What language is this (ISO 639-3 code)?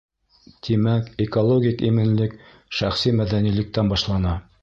bak